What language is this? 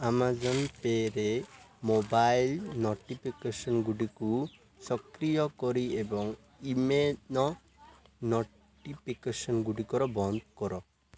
Odia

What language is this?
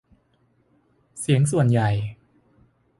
Thai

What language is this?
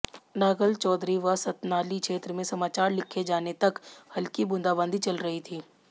Hindi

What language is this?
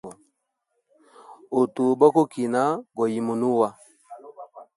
Hemba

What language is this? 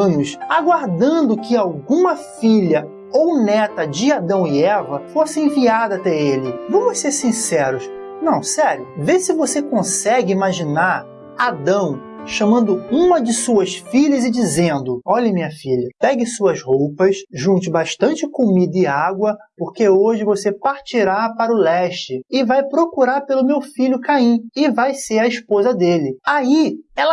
Portuguese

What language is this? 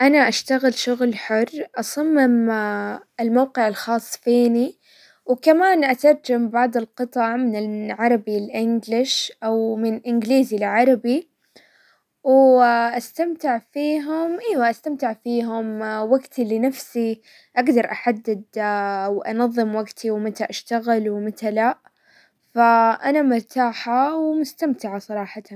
Hijazi Arabic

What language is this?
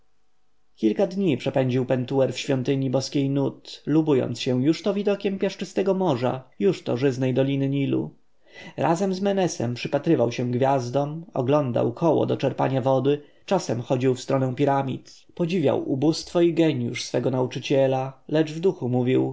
Polish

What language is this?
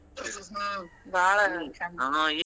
Kannada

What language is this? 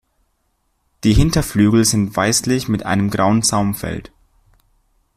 German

